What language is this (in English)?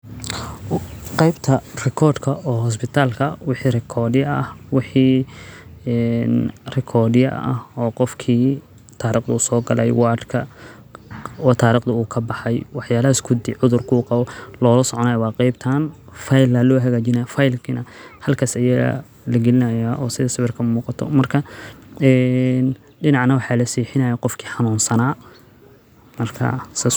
Somali